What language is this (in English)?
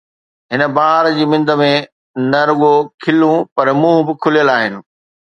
Sindhi